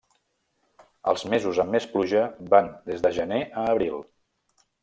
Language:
Catalan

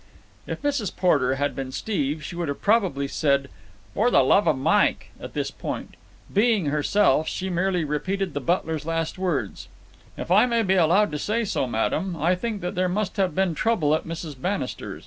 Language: English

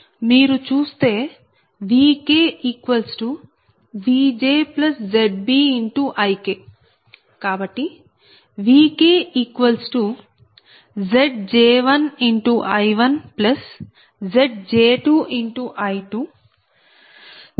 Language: Telugu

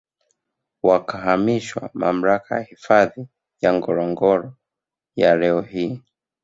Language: Swahili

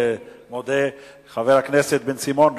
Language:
Hebrew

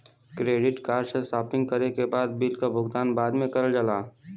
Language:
Bhojpuri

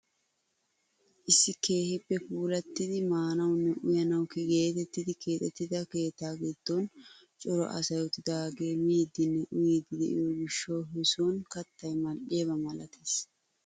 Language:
Wolaytta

